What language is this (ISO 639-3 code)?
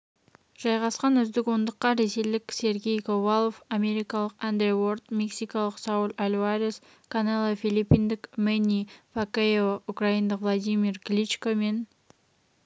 kaz